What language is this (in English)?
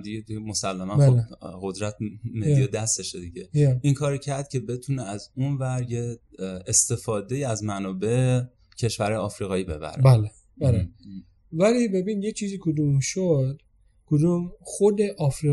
Persian